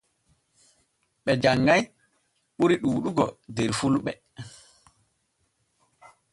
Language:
Borgu Fulfulde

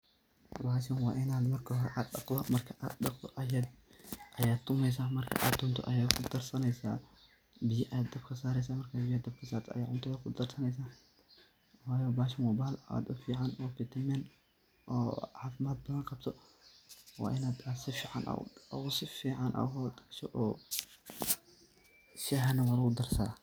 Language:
Somali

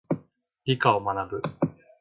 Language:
Japanese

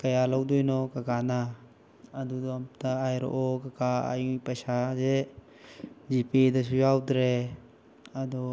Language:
Manipuri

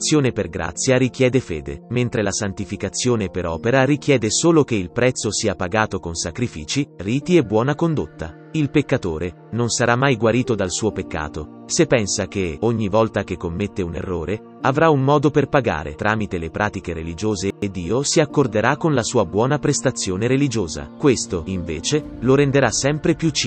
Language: Italian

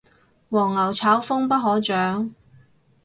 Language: Cantonese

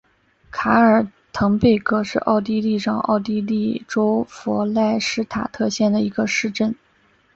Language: Chinese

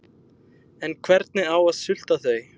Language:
Icelandic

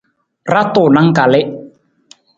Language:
Nawdm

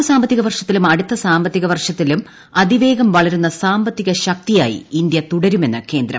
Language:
Malayalam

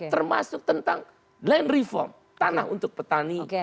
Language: Indonesian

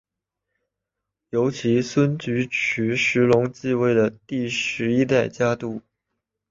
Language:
Chinese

